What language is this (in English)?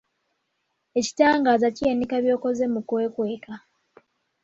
Ganda